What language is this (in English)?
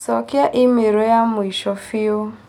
Kikuyu